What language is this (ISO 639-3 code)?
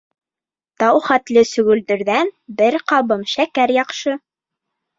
bak